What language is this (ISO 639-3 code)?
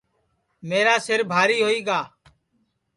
ssi